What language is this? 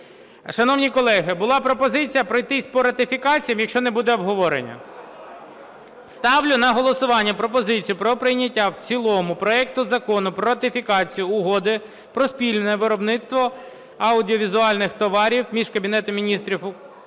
Ukrainian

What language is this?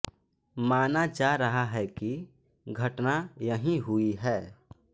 Hindi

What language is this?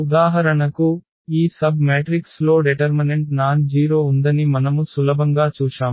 Telugu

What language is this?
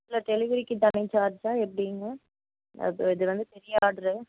Tamil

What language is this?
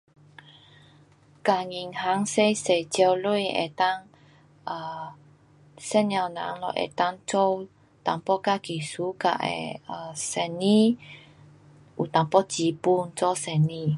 Pu-Xian Chinese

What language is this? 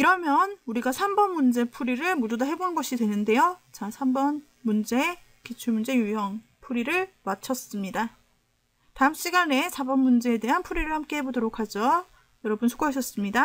Korean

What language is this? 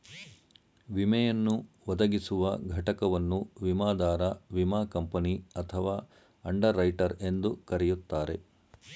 Kannada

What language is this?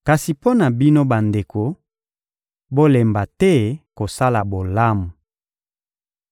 Lingala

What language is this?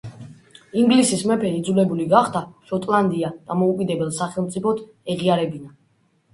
Georgian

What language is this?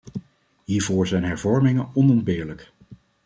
Dutch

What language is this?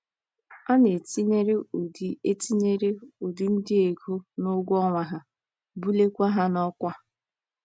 Igbo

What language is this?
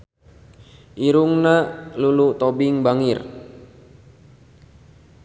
Sundanese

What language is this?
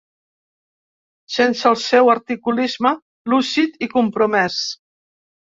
Catalan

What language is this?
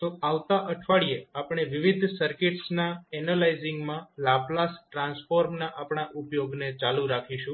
Gujarati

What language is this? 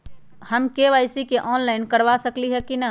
Magahi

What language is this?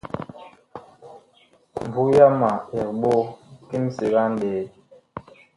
Bakoko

